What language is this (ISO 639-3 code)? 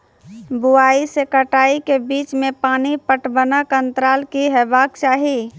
mai